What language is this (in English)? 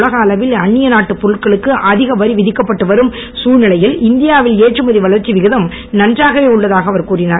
Tamil